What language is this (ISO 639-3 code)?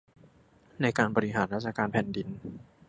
tha